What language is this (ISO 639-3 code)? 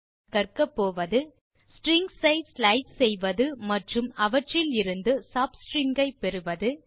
tam